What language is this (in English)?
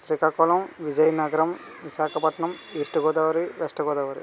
Telugu